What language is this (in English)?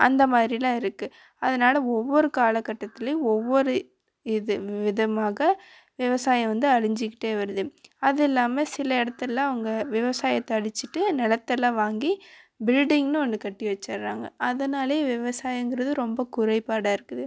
Tamil